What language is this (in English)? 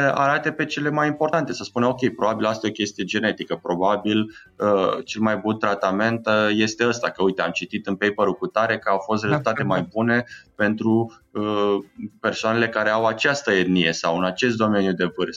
Romanian